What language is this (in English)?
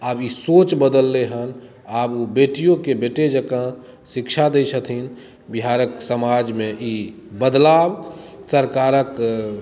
Maithili